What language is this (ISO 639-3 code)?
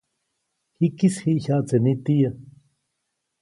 zoc